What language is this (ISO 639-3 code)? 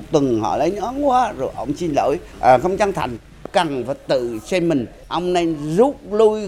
vie